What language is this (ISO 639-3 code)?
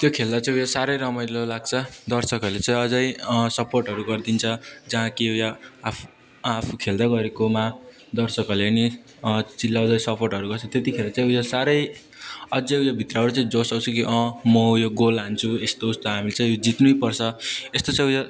nep